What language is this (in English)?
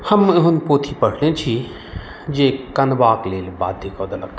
Maithili